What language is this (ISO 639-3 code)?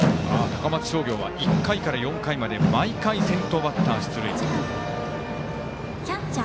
jpn